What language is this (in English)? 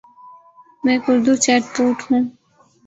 Urdu